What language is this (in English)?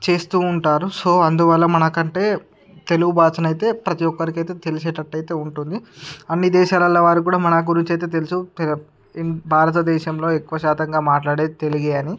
Telugu